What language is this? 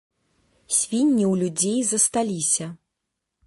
Belarusian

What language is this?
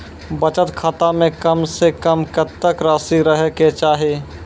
Maithili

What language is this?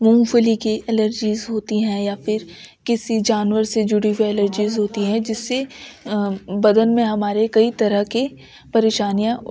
Urdu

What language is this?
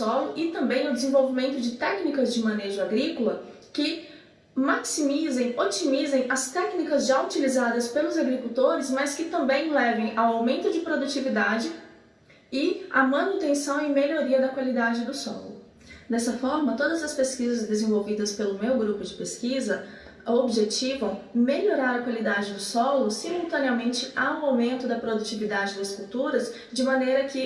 Portuguese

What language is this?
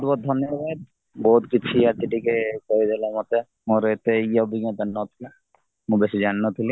Odia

